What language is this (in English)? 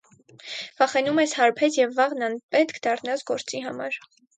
Armenian